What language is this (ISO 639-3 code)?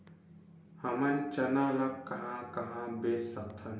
hne